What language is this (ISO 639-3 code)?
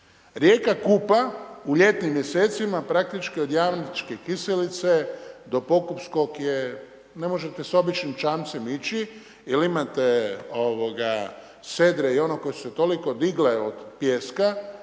hrv